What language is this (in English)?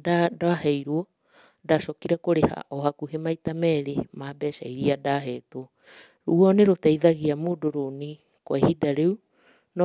Kikuyu